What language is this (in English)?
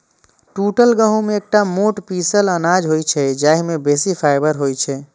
Maithili